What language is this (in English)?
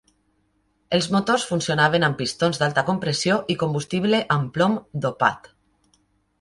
Catalan